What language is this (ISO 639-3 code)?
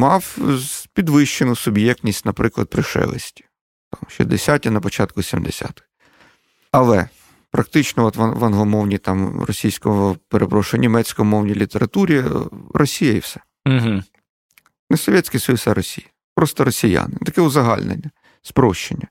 ukr